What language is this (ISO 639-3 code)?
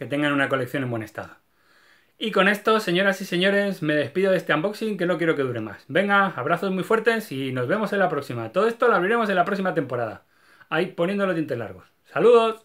spa